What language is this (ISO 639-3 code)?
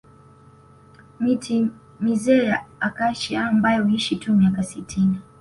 swa